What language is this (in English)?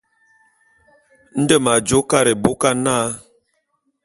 Bulu